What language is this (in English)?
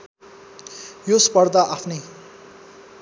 Nepali